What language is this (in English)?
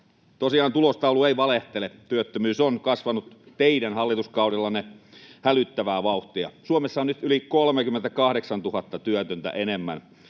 Finnish